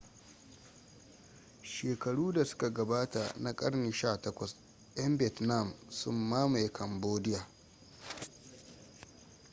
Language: Hausa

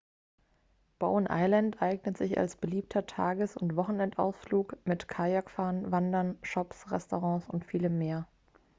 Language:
German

